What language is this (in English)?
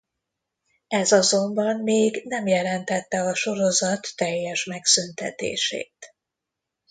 Hungarian